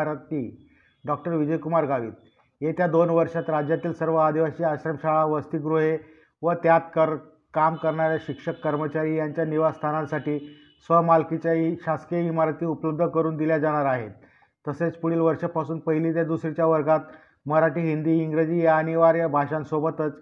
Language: Marathi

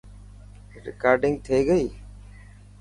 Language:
Dhatki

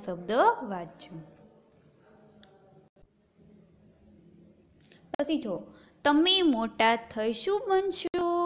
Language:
Hindi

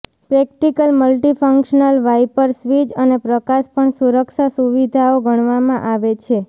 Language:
Gujarati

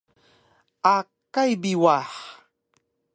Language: Taroko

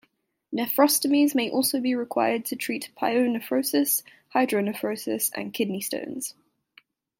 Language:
English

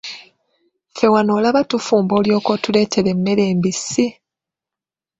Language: Ganda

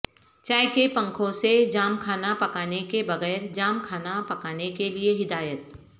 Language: Urdu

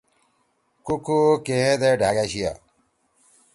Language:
Torwali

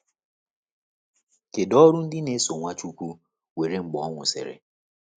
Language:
Igbo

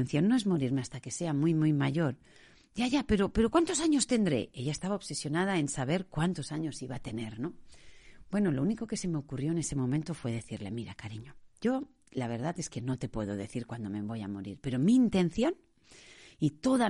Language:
Spanish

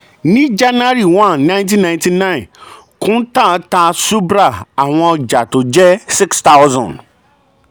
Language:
Yoruba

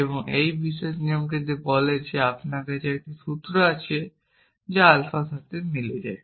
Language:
Bangla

